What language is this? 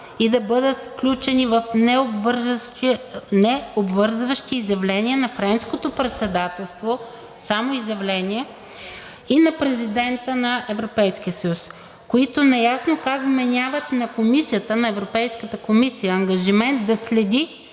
Bulgarian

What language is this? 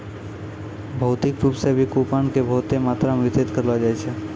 Maithili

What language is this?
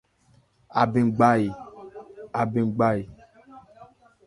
Ebrié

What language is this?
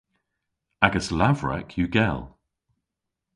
Cornish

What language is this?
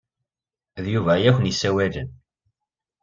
Kabyle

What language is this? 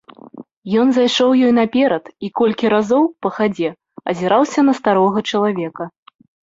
Belarusian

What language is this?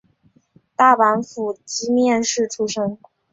Chinese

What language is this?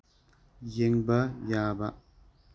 Manipuri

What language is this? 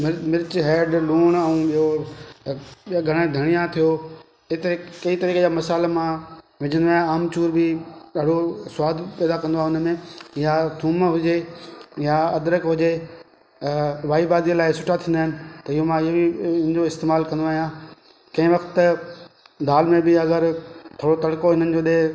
Sindhi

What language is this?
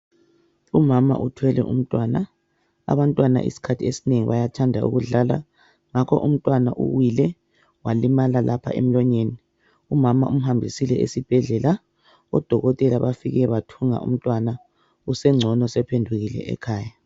North Ndebele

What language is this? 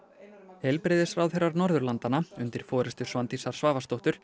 Icelandic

